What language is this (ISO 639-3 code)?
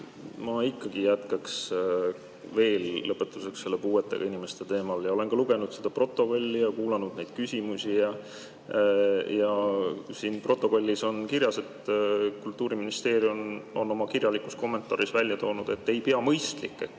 est